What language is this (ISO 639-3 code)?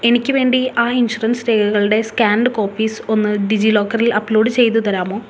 mal